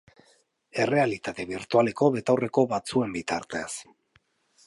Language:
Basque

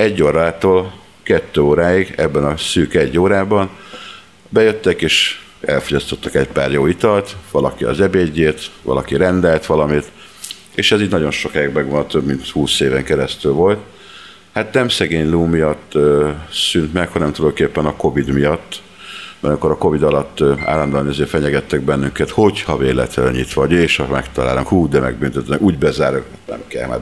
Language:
Hungarian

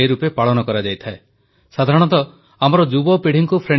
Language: Odia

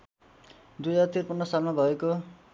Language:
Nepali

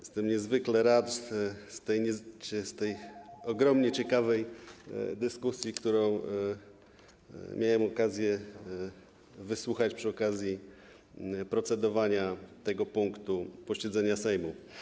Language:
Polish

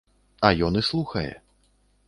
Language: Belarusian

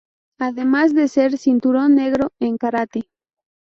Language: Spanish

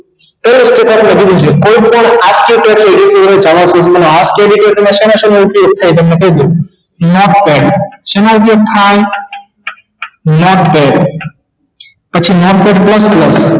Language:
Gujarati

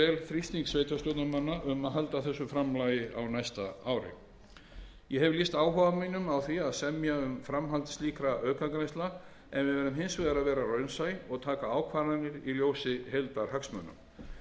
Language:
Icelandic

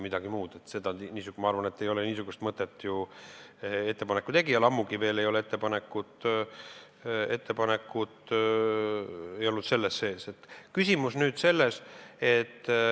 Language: Estonian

